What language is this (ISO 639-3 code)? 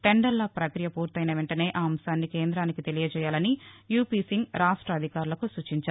tel